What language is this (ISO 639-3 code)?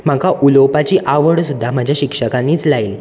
kok